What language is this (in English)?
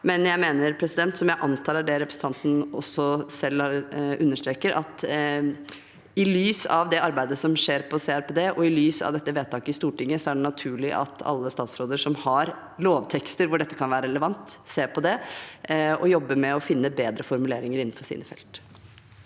Norwegian